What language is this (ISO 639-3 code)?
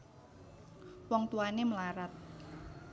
jav